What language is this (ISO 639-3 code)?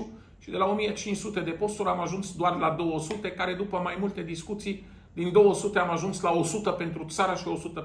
ron